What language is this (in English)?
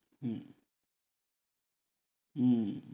Bangla